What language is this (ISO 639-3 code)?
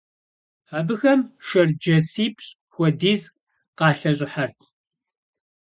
kbd